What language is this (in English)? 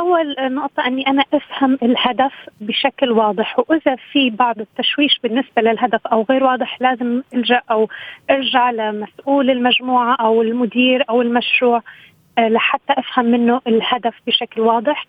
Arabic